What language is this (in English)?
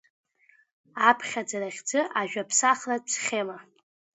Abkhazian